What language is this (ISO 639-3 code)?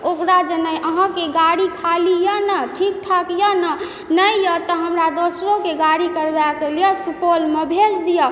mai